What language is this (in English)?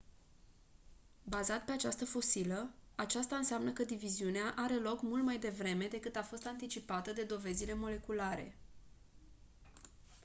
Romanian